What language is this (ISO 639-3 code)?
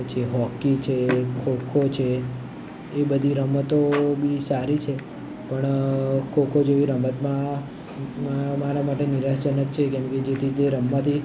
guj